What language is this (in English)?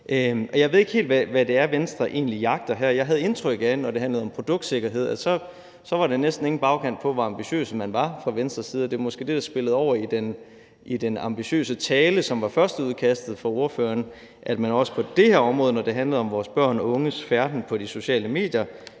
Danish